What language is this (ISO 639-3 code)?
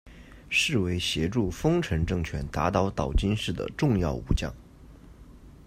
zho